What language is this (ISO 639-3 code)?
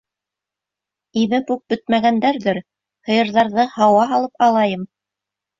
bak